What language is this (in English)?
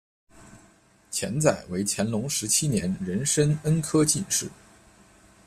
Chinese